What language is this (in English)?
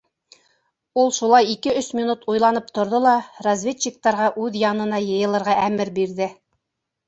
Bashkir